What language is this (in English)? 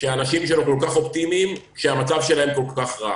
Hebrew